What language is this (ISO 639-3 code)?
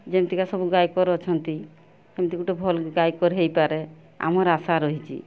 ori